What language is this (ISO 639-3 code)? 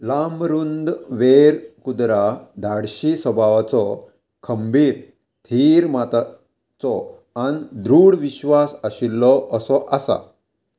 kok